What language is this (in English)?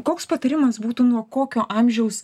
Lithuanian